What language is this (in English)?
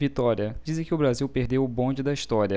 Portuguese